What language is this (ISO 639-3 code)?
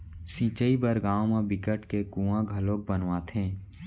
hne